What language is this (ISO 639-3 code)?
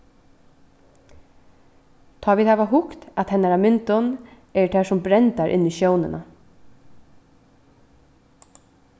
fao